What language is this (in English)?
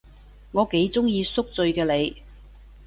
Cantonese